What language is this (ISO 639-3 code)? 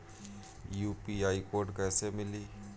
bho